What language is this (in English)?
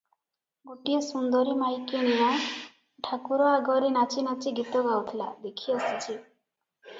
Odia